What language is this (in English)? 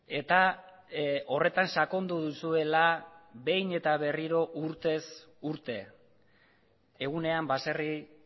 Basque